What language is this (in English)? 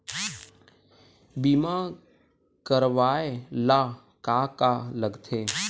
Chhattisgarhi